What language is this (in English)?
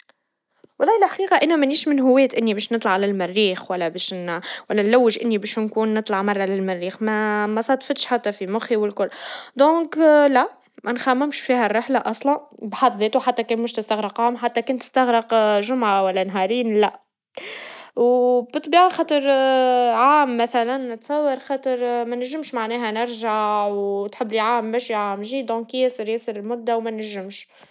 Tunisian Arabic